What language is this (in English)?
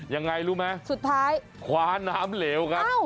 Thai